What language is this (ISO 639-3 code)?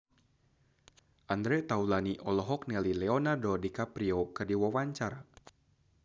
sun